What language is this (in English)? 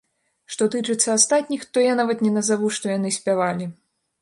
Belarusian